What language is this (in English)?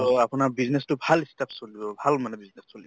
Assamese